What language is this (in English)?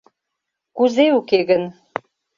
Mari